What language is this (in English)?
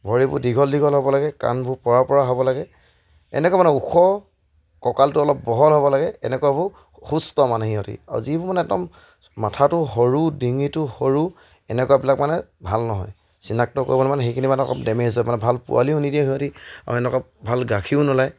Assamese